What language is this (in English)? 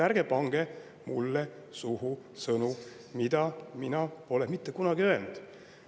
Estonian